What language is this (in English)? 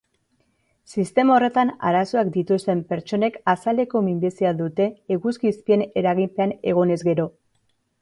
Basque